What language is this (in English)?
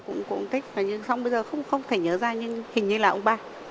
Vietnamese